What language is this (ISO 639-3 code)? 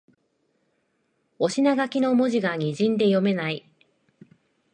jpn